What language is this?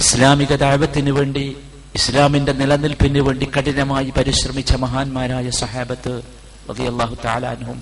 Malayalam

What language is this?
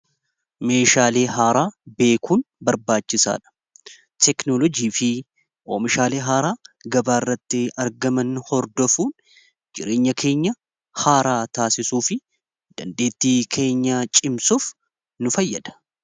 Oromo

